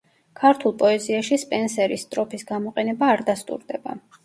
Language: Georgian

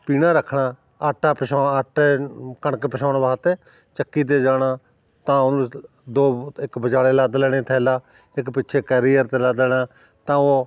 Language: Punjabi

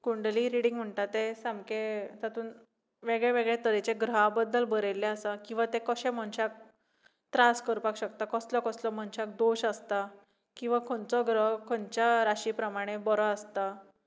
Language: Konkani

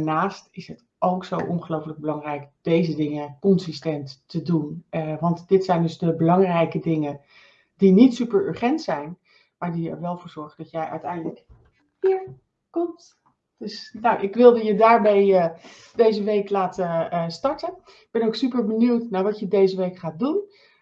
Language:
Dutch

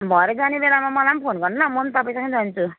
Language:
Nepali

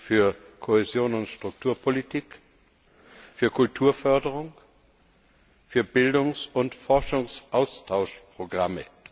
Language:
German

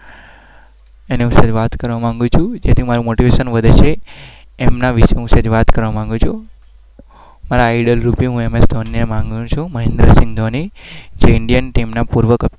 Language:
Gujarati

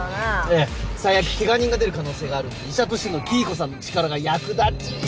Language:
Japanese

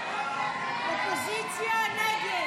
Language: Hebrew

